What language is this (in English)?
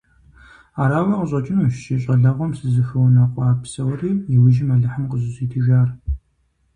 Kabardian